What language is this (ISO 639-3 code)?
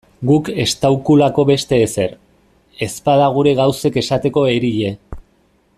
eus